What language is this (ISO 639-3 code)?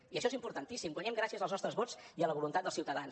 cat